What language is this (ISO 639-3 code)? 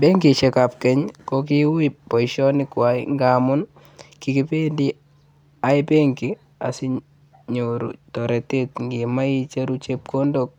kln